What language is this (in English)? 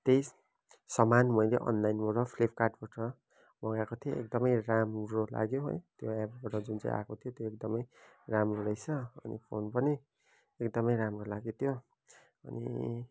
Nepali